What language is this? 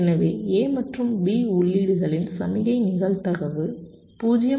Tamil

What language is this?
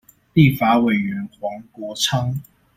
Chinese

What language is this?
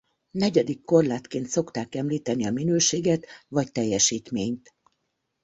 Hungarian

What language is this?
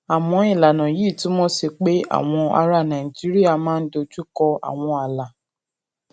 Yoruba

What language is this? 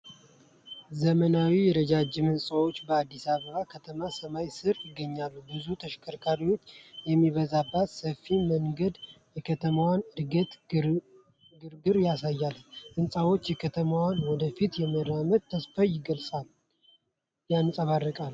Amharic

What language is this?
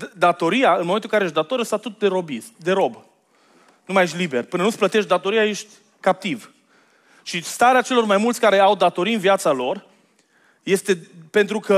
Romanian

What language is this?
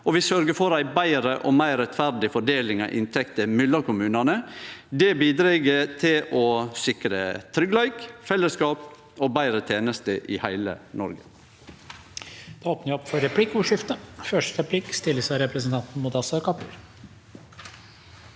Norwegian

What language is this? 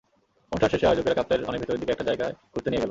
Bangla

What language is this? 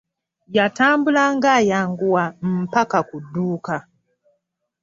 Ganda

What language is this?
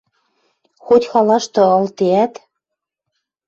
Western Mari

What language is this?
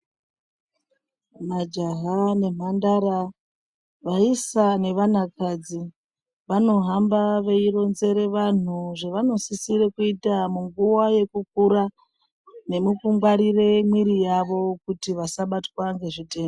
Ndau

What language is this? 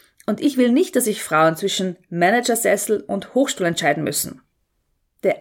German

